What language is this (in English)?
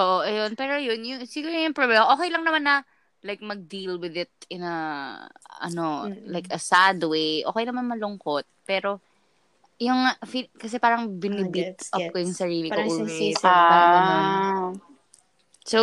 Filipino